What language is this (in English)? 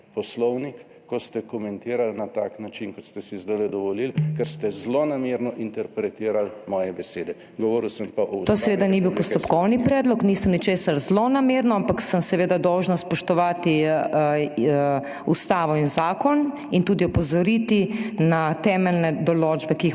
Slovenian